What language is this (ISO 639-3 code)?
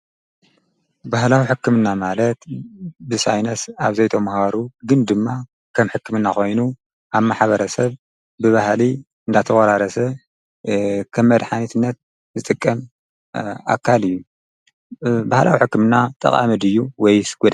tir